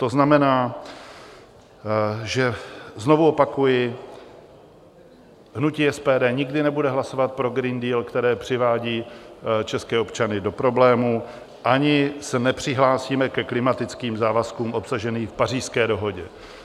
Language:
Czech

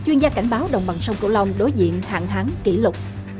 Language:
Vietnamese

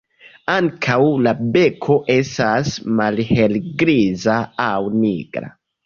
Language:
Esperanto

